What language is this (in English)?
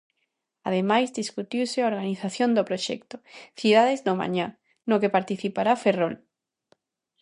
Galician